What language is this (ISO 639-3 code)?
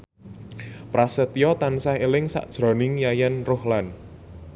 jav